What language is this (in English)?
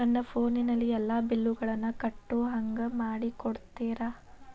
Kannada